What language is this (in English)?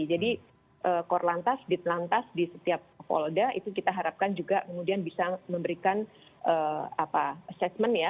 Indonesian